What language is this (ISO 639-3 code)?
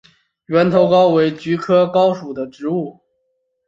zho